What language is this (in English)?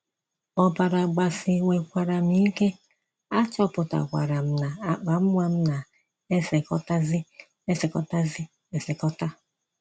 Igbo